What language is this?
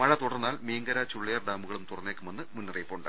Malayalam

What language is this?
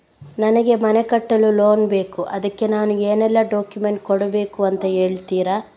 Kannada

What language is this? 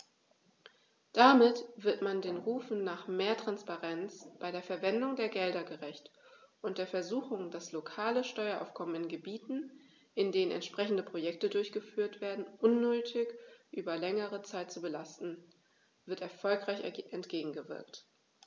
German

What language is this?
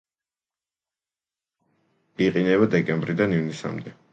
Georgian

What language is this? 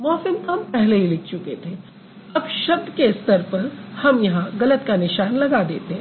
Hindi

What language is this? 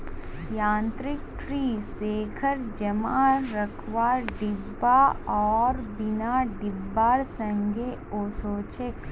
Magahi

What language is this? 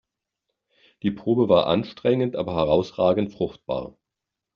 German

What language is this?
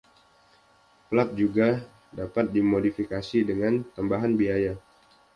Indonesian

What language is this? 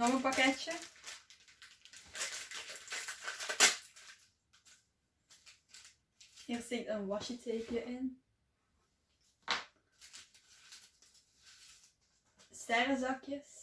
Dutch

